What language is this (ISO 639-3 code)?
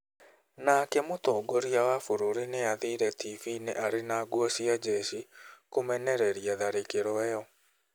kik